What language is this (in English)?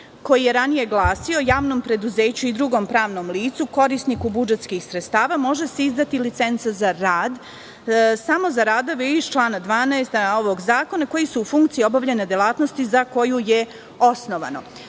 Serbian